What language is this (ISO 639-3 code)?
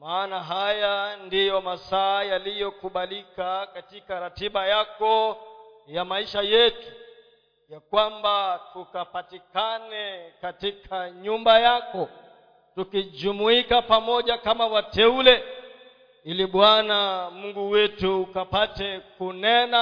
swa